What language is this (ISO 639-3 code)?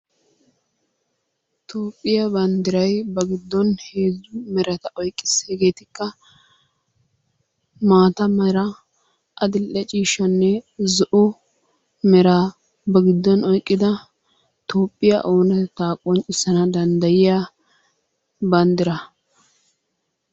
wal